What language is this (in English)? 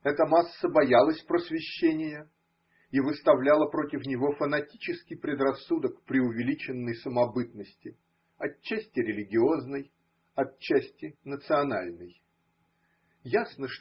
Russian